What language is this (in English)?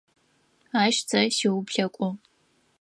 Adyghe